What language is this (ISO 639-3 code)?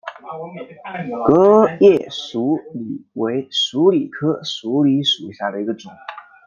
zho